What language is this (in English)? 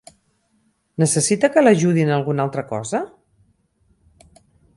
Catalan